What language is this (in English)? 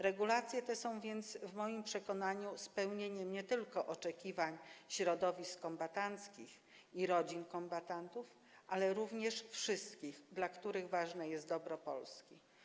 Polish